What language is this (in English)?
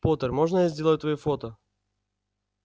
Russian